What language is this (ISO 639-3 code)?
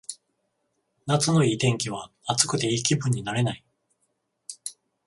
jpn